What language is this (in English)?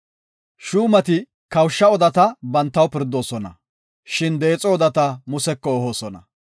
Gofa